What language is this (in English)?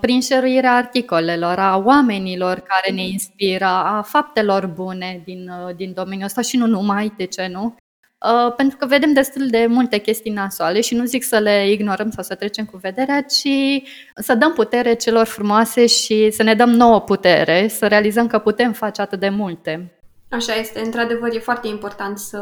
Romanian